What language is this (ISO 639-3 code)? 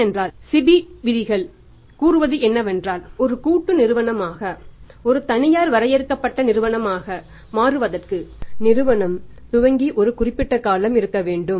tam